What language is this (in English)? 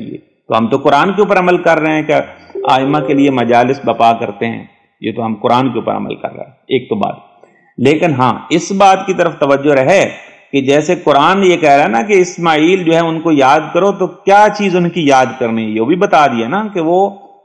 Hindi